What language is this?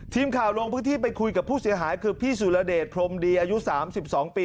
Thai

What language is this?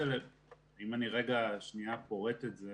Hebrew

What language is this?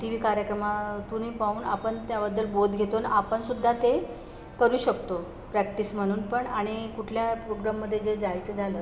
Marathi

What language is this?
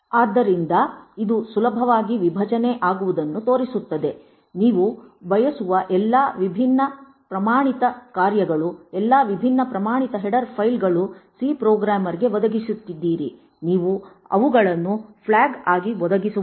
Kannada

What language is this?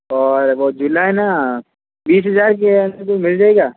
Hindi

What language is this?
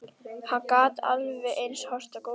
Icelandic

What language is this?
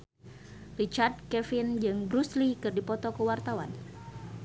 Sundanese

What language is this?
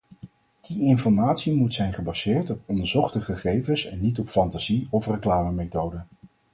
Dutch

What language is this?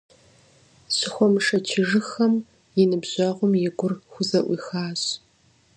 Kabardian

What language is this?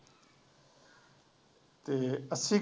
Punjabi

